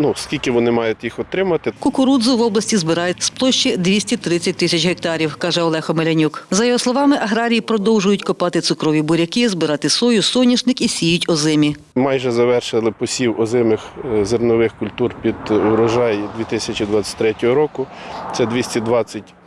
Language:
Ukrainian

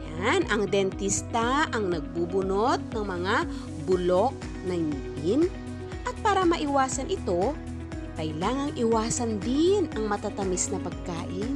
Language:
Filipino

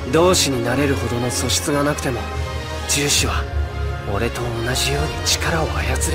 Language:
Japanese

